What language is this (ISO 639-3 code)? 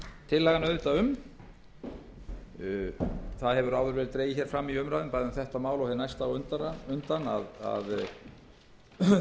isl